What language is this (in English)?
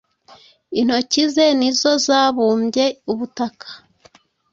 Kinyarwanda